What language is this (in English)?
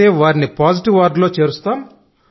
Telugu